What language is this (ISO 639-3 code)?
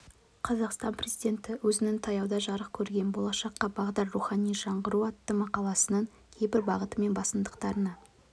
kaz